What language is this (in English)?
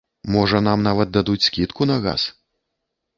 Belarusian